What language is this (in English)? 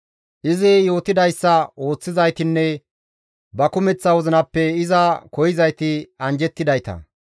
Gamo